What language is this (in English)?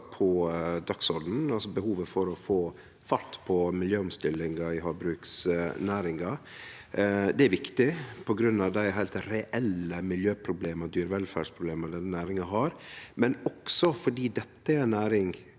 Norwegian